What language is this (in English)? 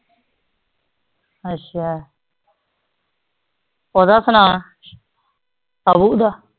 Punjabi